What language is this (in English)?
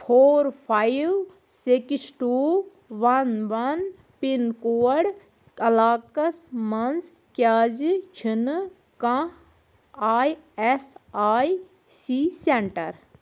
Kashmiri